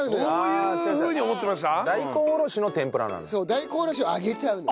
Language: Japanese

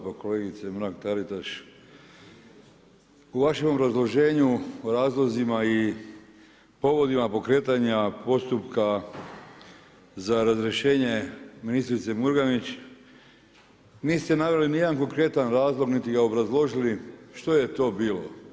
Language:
Croatian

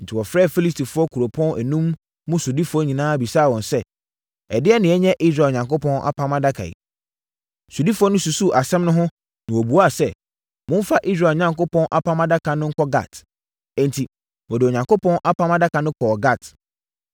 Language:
Akan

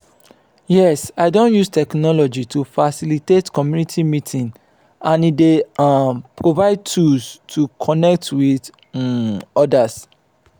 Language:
Nigerian Pidgin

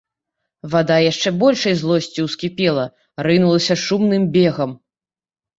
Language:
Belarusian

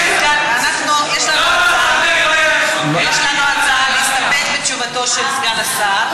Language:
Hebrew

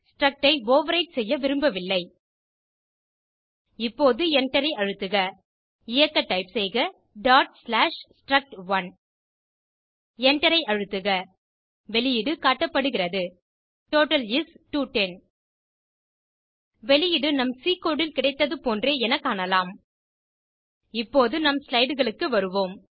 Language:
Tamil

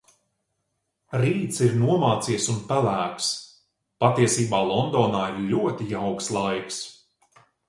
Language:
Latvian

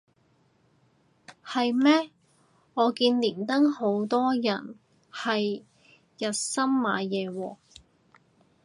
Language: Cantonese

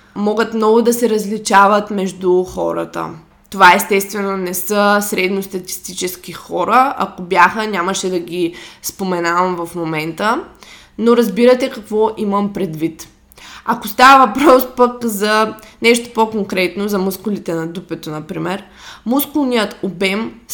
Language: Bulgarian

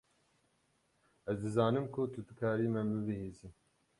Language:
Kurdish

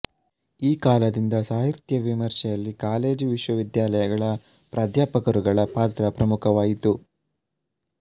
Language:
Kannada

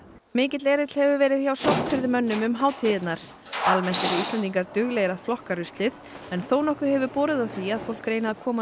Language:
Icelandic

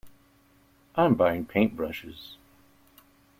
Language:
English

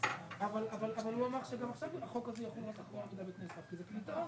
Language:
Hebrew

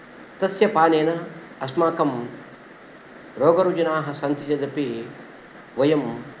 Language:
Sanskrit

